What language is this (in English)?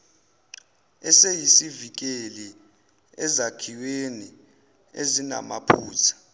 Zulu